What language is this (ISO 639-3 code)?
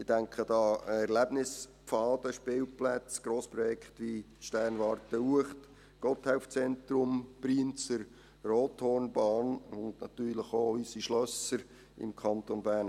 gsw